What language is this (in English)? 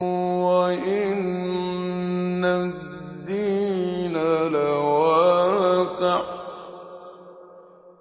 Arabic